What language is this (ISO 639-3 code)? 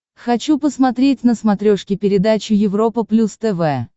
rus